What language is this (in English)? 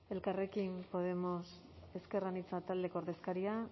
Basque